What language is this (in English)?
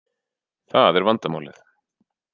Icelandic